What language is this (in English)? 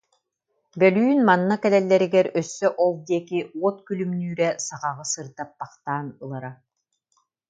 Yakut